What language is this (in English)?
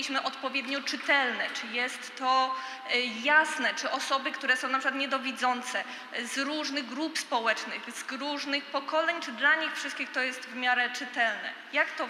Polish